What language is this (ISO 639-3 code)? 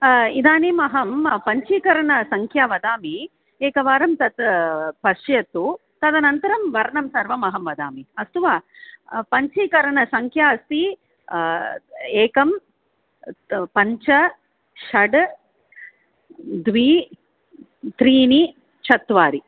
san